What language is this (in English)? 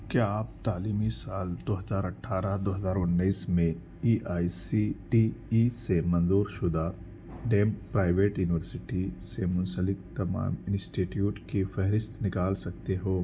Urdu